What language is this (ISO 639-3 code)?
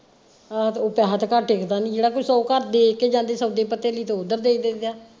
pan